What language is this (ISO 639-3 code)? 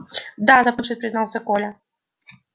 rus